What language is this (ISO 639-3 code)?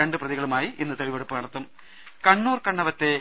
mal